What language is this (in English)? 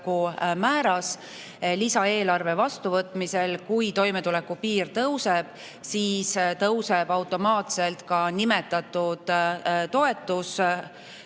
Estonian